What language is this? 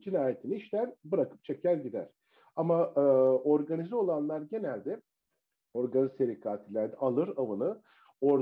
Turkish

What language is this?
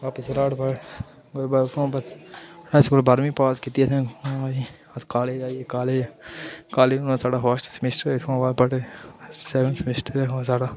Dogri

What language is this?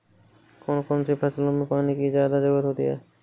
Hindi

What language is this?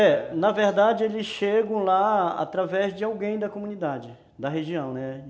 Portuguese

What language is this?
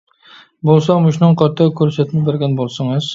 Uyghur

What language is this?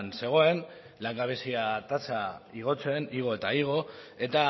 Basque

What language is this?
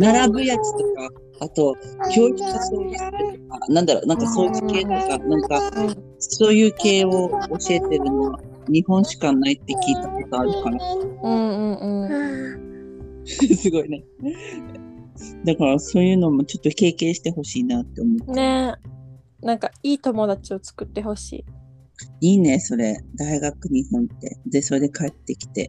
Japanese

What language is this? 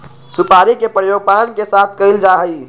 Magahi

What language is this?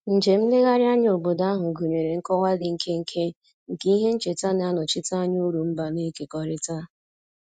Igbo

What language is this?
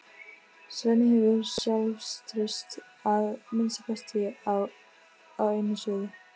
Icelandic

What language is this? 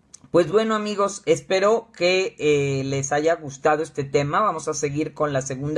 Spanish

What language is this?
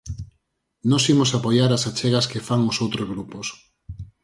Galician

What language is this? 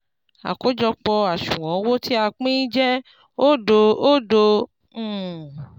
Yoruba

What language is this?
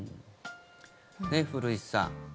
Japanese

